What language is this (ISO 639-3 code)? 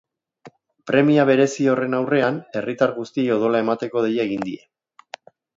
eus